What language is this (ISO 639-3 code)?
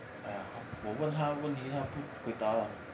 eng